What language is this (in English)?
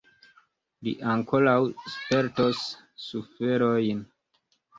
Esperanto